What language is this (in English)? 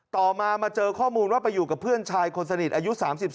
Thai